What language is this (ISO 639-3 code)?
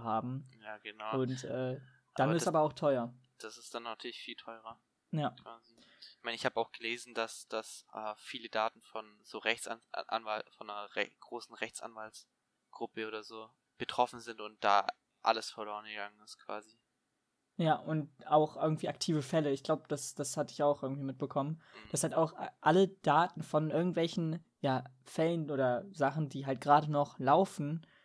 deu